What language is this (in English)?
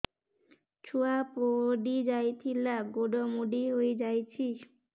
Odia